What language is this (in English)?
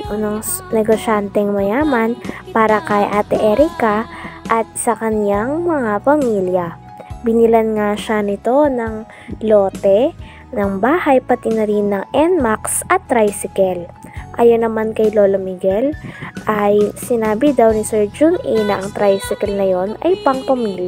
Filipino